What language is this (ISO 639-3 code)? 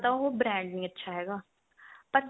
pan